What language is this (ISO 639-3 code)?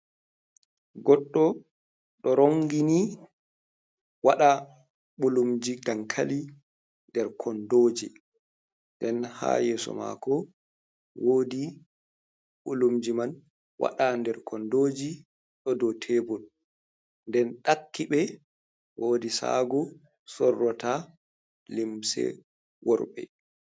ful